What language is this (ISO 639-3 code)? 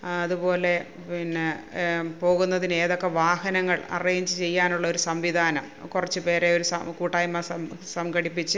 mal